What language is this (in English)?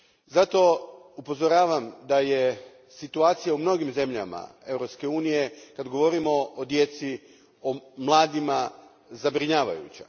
Croatian